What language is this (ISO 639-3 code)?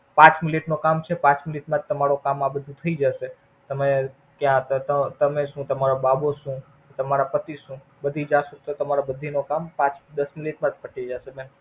guj